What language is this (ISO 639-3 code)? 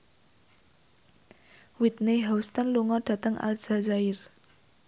jav